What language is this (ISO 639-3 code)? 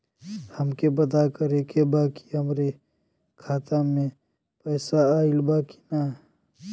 bho